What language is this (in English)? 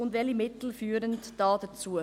Swiss German